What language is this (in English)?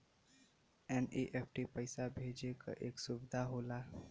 Bhojpuri